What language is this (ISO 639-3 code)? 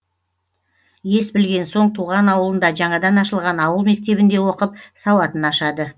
kaz